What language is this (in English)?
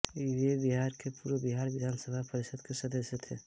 Hindi